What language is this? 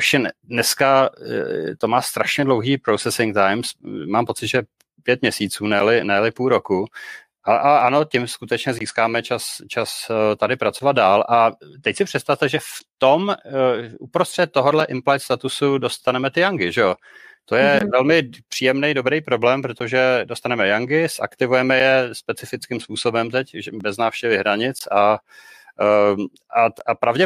Czech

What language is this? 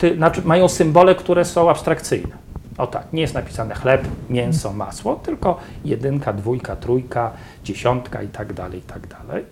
Polish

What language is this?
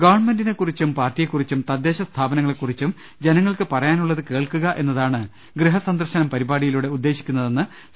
Malayalam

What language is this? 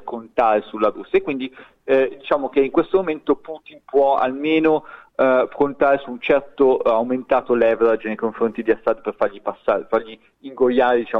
Italian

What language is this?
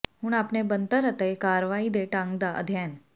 Punjabi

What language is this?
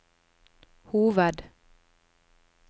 Norwegian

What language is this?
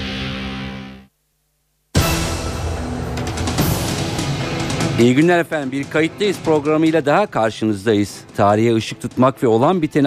Turkish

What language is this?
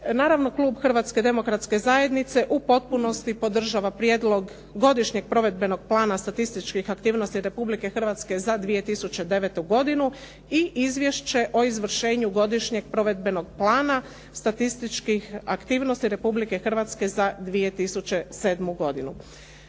Croatian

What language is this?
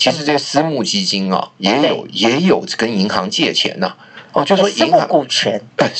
Chinese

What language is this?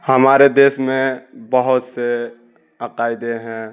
Urdu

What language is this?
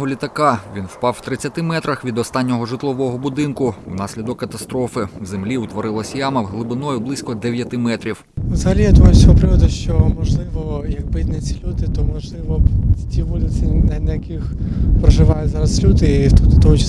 Ukrainian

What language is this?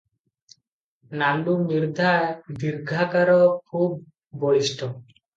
Odia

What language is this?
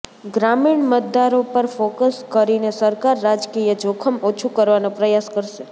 Gujarati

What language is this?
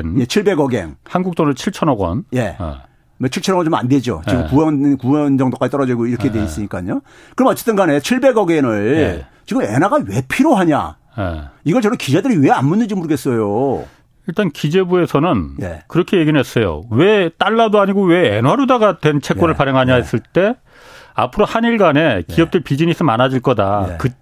Korean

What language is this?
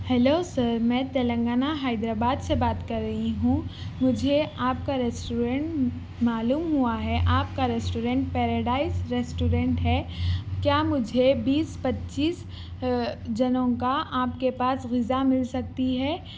Urdu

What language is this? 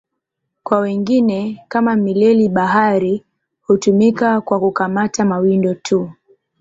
Swahili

